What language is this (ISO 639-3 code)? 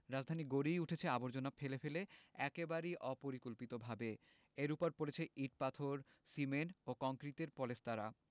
ben